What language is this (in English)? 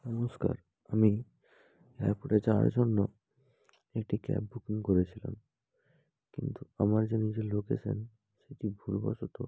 Bangla